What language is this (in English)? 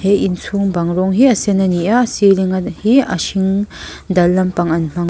Mizo